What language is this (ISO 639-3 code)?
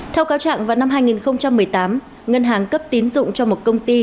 vie